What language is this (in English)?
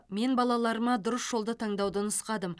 Kazakh